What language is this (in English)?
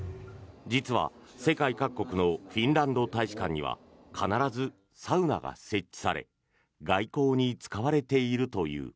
Japanese